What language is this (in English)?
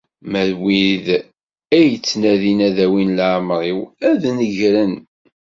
Kabyle